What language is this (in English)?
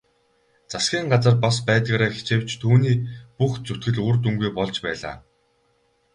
Mongolian